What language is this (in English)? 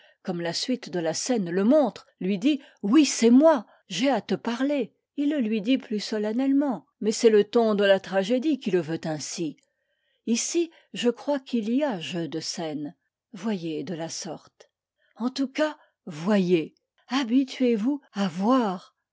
French